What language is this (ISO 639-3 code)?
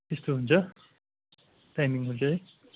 nep